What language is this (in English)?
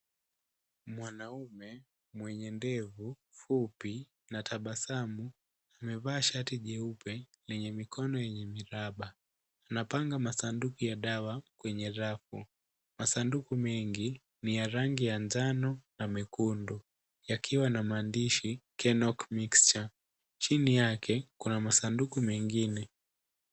Swahili